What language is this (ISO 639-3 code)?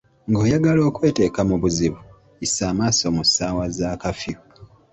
lug